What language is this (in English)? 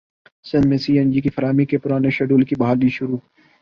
Urdu